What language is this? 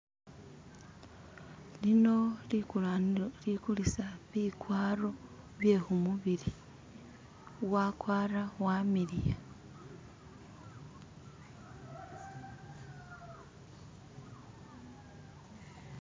Masaaba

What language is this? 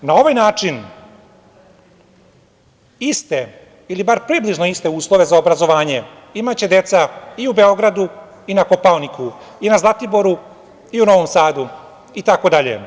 Serbian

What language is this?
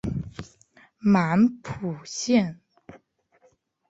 Chinese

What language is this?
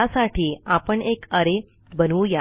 Marathi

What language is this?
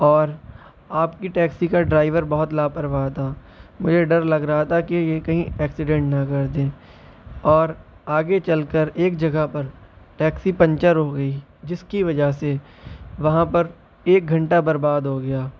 Urdu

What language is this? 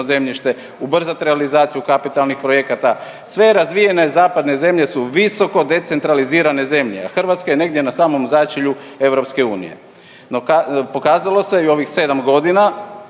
Croatian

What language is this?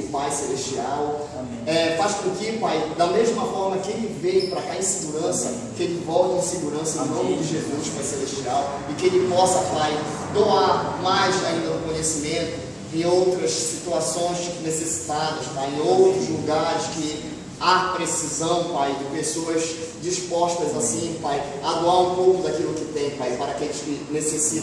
Portuguese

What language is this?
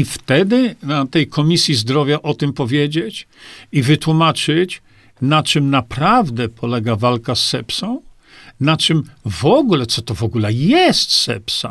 Polish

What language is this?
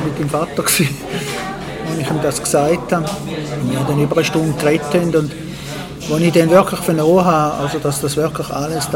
German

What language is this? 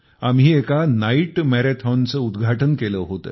Marathi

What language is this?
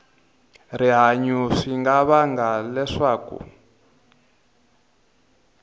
Tsonga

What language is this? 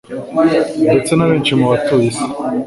Kinyarwanda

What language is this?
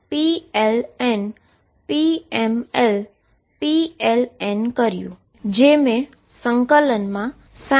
Gujarati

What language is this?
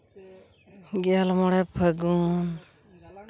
Santali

